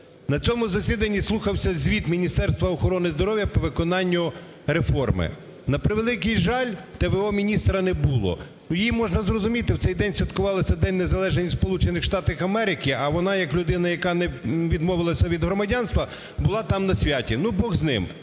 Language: Ukrainian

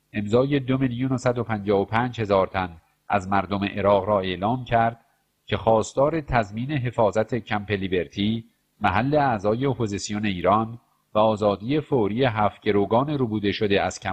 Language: Persian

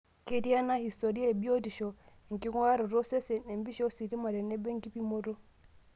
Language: Masai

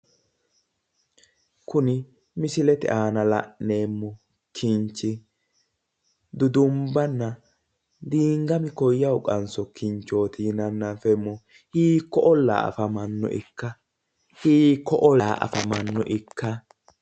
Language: Sidamo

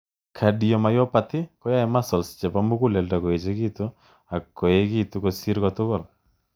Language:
Kalenjin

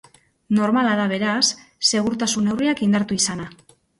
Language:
Basque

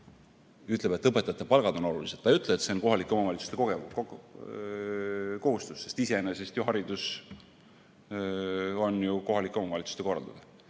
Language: Estonian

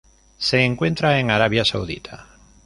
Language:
Spanish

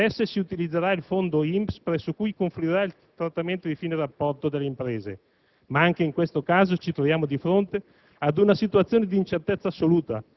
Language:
Italian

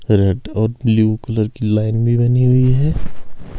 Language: Hindi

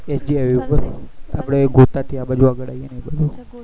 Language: Gujarati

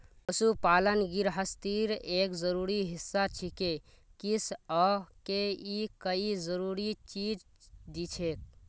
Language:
Magahi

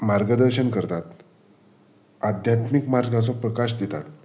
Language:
Konkani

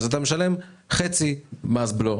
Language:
Hebrew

